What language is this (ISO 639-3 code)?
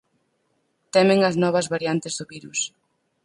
glg